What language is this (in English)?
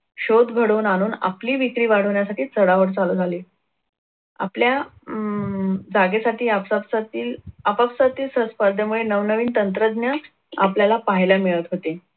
Marathi